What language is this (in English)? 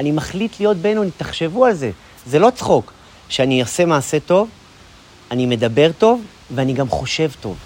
Hebrew